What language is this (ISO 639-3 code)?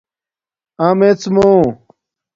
dmk